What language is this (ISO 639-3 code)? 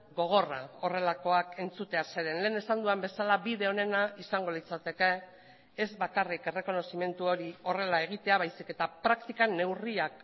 eus